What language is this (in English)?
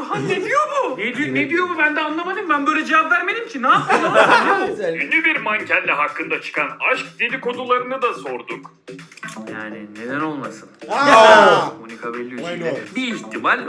Turkish